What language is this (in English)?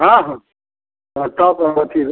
Hindi